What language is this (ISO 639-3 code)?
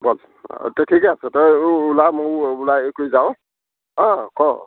asm